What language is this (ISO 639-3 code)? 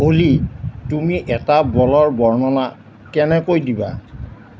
asm